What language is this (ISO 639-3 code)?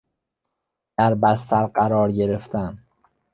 fas